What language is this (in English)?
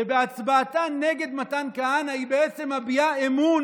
Hebrew